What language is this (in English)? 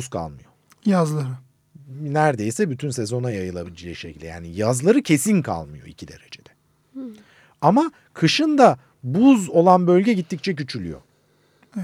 Turkish